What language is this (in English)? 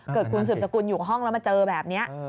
Thai